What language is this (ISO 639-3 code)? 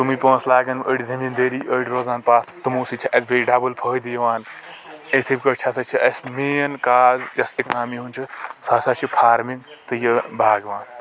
kas